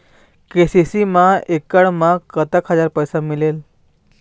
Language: Chhattisgarhi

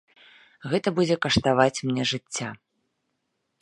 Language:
Belarusian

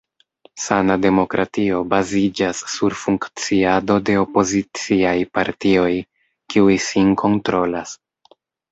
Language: Esperanto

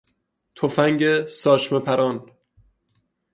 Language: Persian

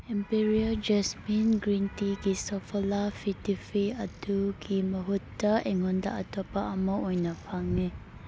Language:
Manipuri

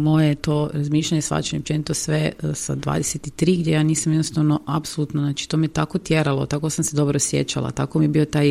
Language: Croatian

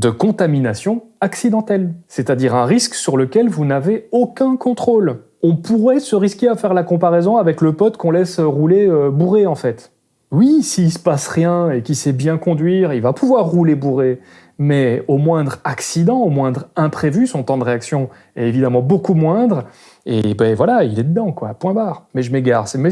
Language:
French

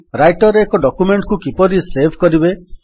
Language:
Odia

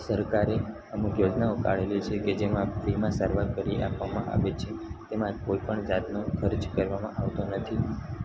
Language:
Gujarati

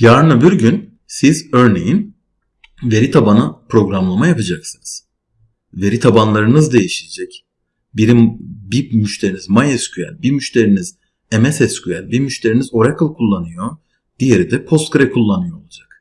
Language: Turkish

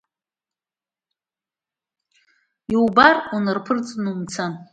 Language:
Abkhazian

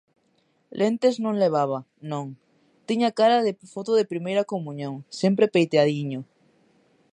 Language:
Galician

